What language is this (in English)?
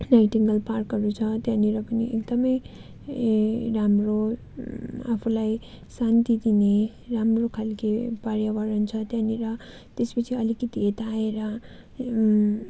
Nepali